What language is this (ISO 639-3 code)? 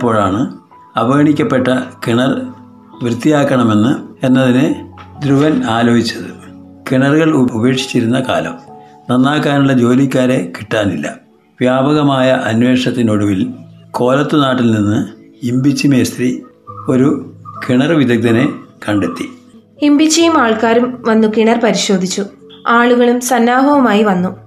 mal